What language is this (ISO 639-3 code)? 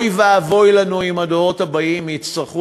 heb